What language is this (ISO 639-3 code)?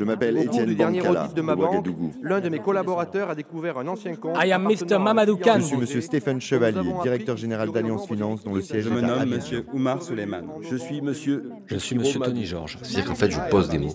fra